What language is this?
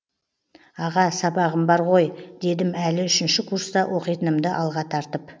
Kazakh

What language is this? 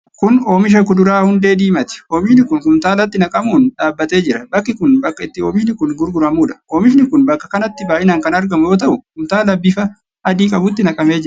Oromo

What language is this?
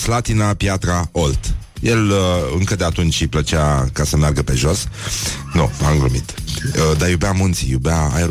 Romanian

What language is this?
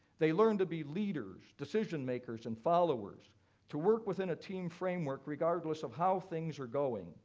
English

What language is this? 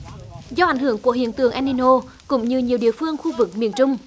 Vietnamese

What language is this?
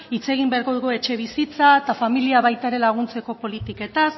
Basque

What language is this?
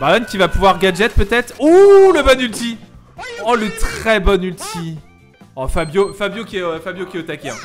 French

